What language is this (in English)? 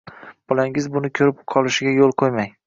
Uzbek